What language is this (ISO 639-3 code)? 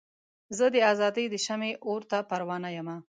pus